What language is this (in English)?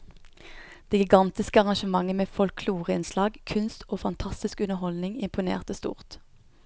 Norwegian